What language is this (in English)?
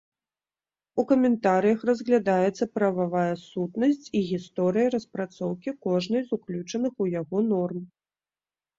Belarusian